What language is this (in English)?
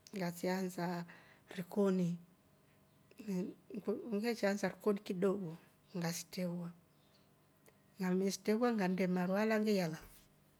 Rombo